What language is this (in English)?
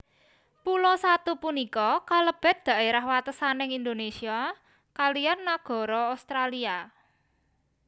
Javanese